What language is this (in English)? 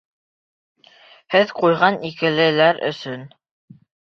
Bashkir